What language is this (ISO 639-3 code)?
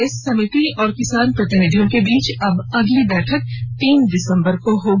hin